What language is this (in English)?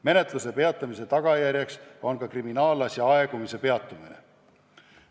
Estonian